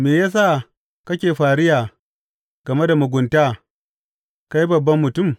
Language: Hausa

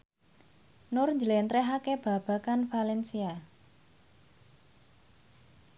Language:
Javanese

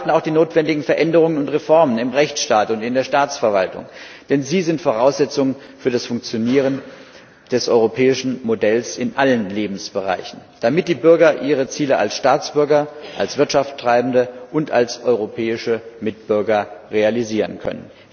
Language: German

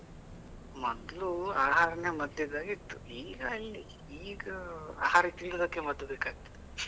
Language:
Kannada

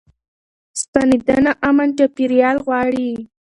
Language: Pashto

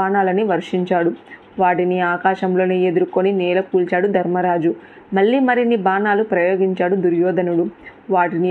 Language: Telugu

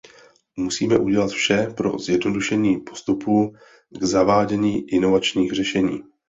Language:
Czech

